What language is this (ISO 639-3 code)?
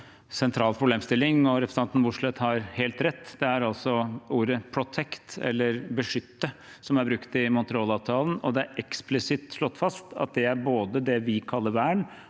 nor